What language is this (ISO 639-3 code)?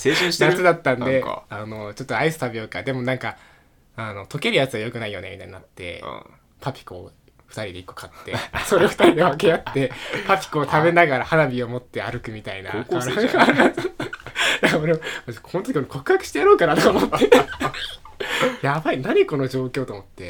jpn